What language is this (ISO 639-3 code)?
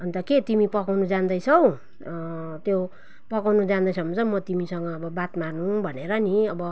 nep